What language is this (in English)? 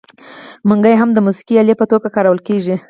Pashto